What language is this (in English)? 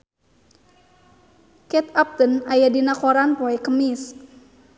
Sundanese